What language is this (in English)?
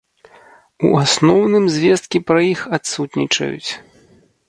Belarusian